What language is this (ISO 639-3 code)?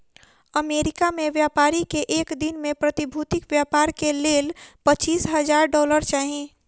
mai